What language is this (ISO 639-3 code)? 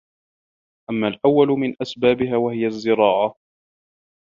ara